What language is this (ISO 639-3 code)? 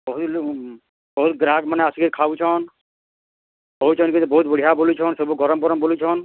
ori